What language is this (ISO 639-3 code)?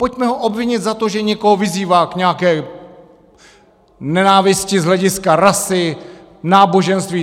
ces